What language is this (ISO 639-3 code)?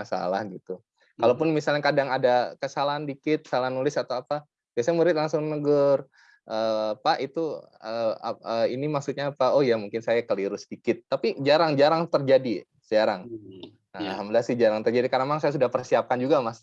ind